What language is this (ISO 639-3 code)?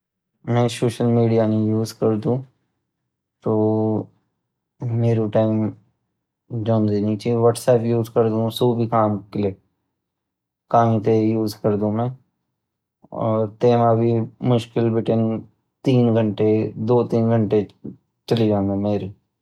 gbm